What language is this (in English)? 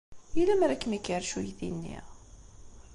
Kabyle